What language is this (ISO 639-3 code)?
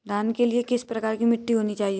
hin